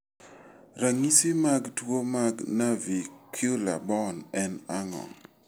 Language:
Luo (Kenya and Tanzania)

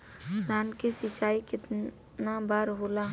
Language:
Bhojpuri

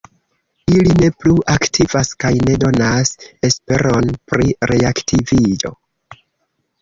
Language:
Esperanto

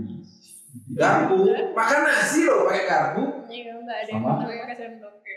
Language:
Indonesian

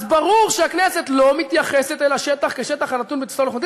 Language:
Hebrew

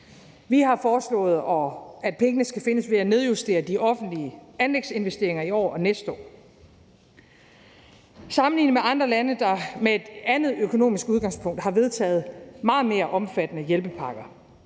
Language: Danish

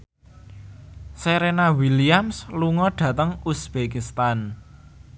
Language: Javanese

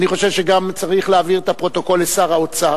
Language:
Hebrew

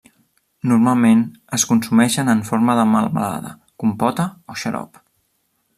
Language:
Catalan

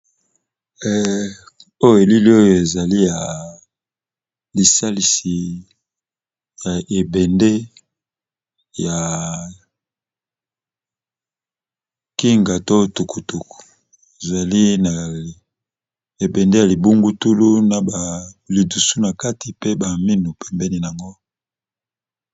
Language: Lingala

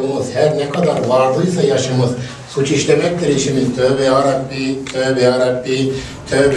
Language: Turkish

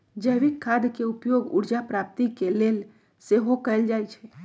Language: Magahi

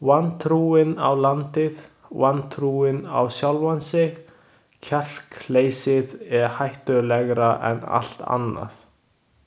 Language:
Icelandic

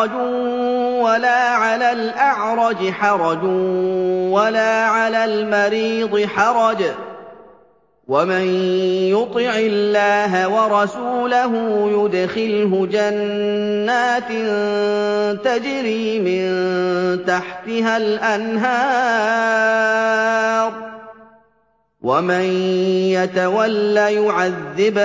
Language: Arabic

